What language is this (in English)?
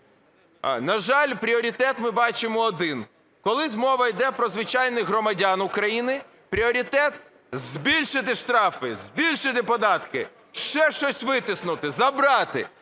Ukrainian